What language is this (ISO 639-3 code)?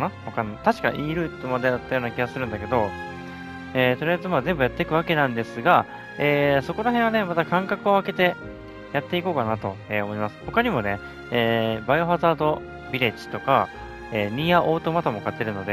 jpn